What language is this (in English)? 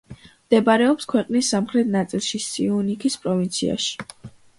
Georgian